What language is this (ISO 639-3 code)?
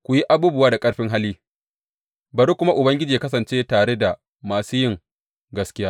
hau